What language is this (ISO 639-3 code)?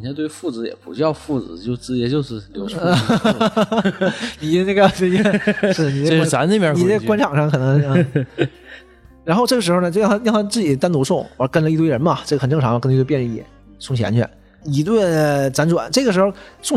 zho